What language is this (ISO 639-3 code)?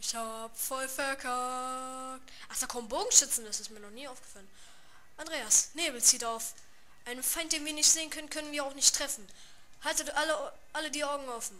deu